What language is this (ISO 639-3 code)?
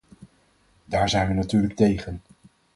nld